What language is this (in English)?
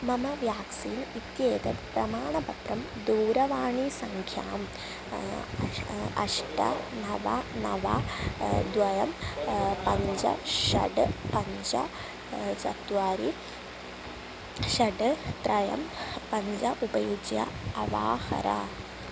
Sanskrit